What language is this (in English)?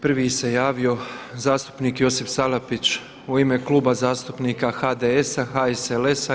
Croatian